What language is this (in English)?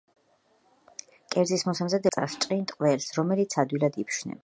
Georgian